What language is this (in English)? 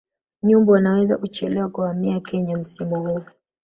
Swahili